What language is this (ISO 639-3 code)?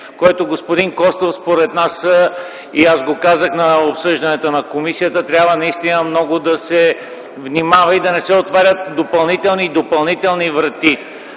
bul